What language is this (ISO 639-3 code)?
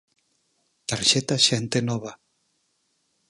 glg